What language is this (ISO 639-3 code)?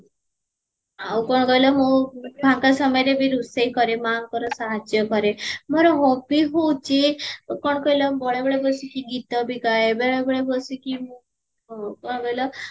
ori